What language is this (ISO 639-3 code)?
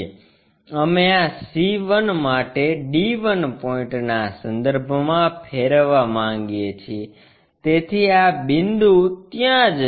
guj